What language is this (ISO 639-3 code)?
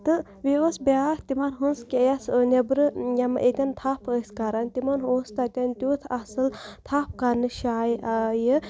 kas